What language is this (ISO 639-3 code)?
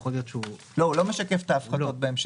heb